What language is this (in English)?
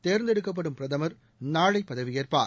Tamil